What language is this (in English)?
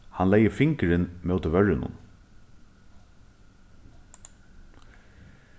Faroese